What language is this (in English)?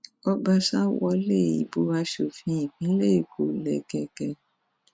Yoruba